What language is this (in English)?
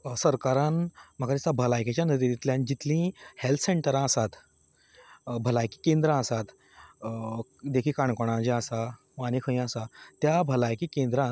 Konkani